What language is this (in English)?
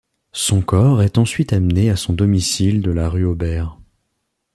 French